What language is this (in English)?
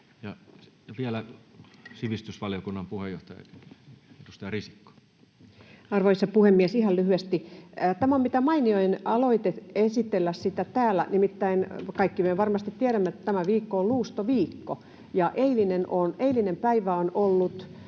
Finnish